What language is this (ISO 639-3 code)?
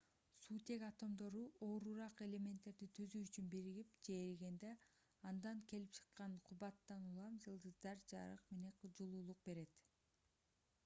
kir